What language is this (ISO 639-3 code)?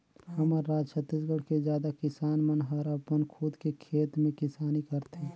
hne